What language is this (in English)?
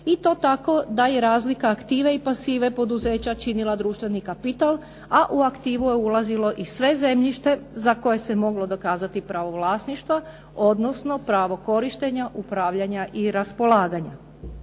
Croatian